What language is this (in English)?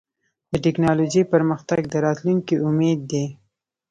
Pashto